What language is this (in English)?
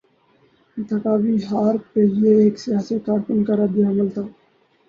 Urdu